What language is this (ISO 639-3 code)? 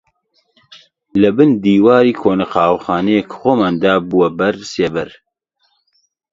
ckb